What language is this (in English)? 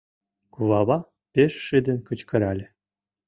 Mari